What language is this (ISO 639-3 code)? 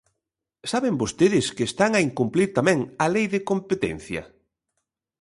glg